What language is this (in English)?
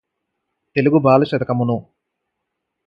Telugu